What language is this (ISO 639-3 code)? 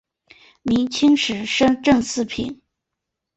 zho